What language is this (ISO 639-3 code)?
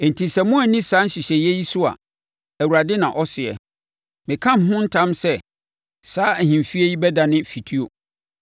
aka